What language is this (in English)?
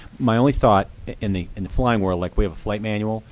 English